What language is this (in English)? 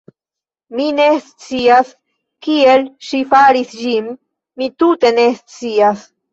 Esperanto